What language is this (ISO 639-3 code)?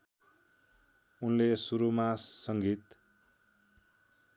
nep